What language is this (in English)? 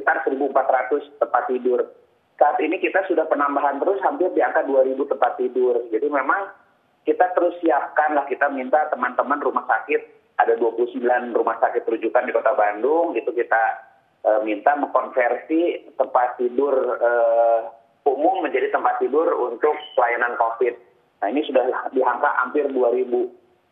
Indonesian